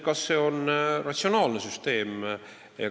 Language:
Estonian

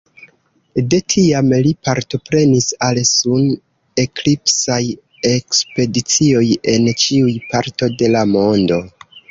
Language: Esperanto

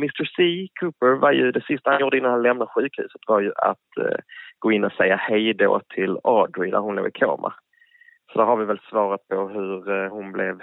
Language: Swedish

